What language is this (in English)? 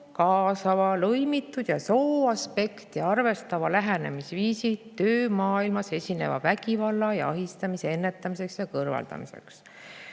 Estonian